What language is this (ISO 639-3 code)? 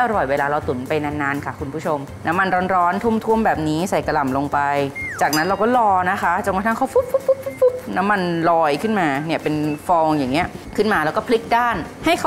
tha